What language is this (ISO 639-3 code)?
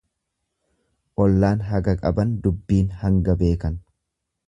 orm